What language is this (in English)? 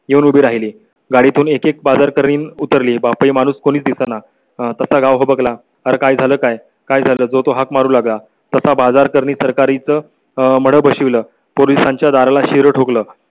Marathi